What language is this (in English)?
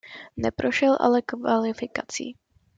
Czech